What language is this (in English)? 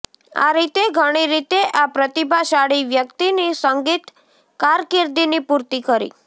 Gujarati